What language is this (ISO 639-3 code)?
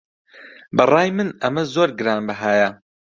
ckb